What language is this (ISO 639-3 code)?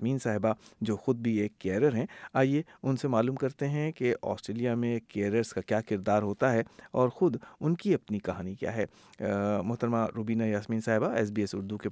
urd